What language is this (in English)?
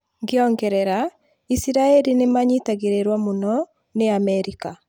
Kikuyu